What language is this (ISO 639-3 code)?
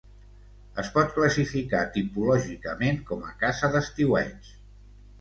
cat